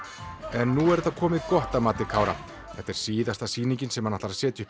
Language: Icelandic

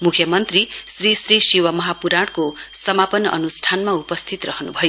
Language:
Nepali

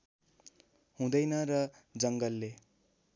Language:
Nepali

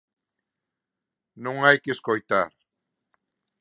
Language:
Galician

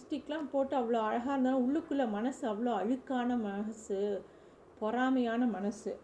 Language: Tamil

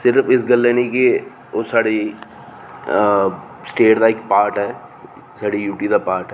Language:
Dogri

